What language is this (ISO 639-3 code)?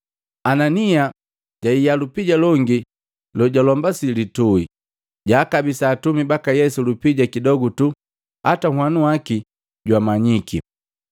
mgv